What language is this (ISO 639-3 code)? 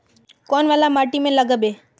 mag